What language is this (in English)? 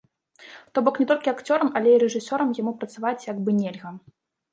Belarusian